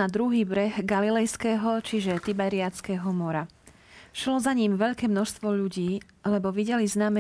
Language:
Slovak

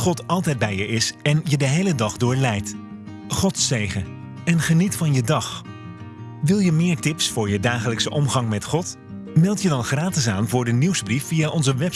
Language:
Dutch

